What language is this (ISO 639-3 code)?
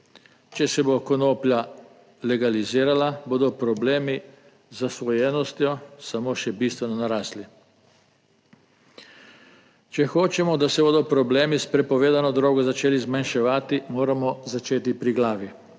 slv